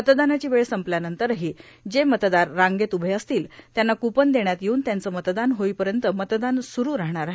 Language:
Marathi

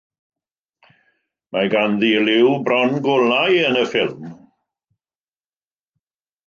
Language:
Welsh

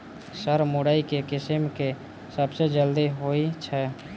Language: Maithili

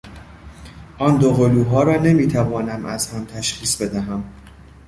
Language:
Persian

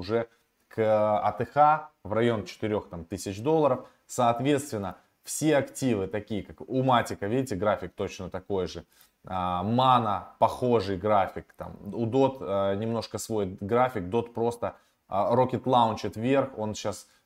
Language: Russian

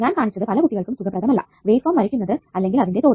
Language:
Malayalam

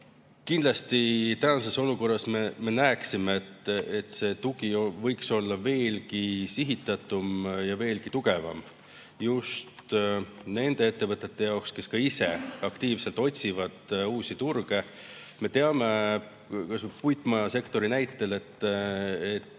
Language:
Estonian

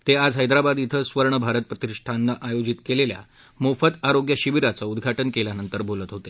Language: Marathi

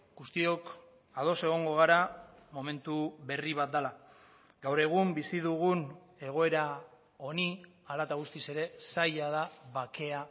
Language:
Basque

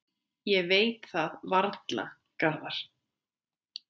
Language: Icelandic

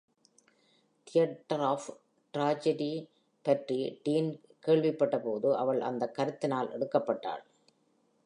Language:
Tamil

